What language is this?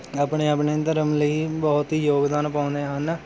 Punjabi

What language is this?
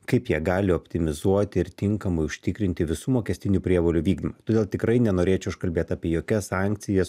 Lithuanian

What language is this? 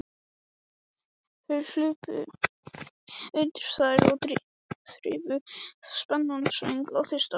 Icelandic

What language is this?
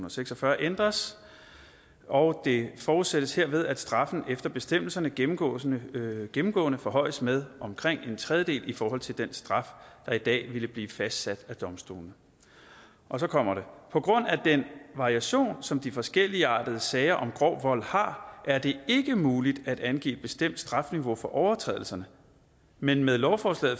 Danish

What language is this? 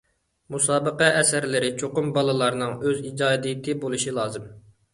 Uyghur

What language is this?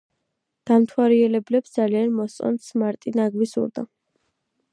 Georgian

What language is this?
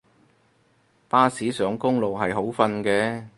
Cantonese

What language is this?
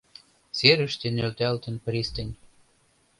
Mari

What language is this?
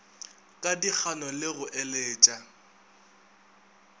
Northern Sotho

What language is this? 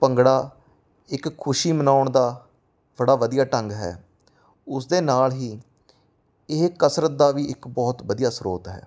Punjabi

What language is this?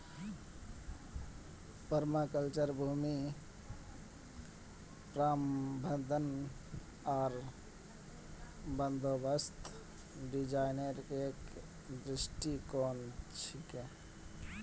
Magahi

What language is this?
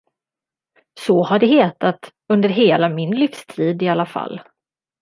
Swedish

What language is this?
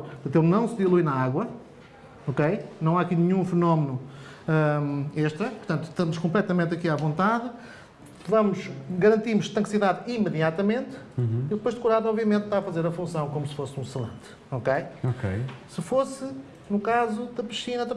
Portuguese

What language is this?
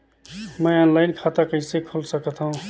Chhattisgarhi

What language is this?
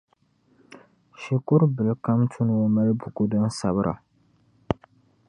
Dagbani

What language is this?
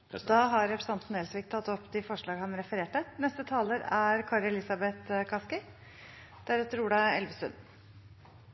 Norwegian Bokmål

